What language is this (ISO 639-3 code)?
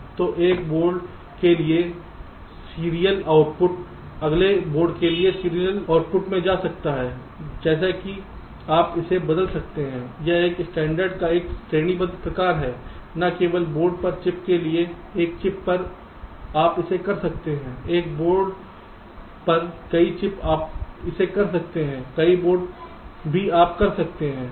hin